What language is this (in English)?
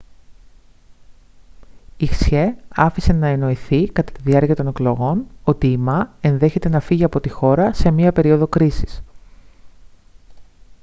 Greek